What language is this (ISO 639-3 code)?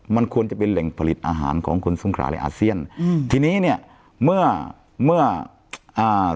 tha